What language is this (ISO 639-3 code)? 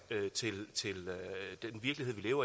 dan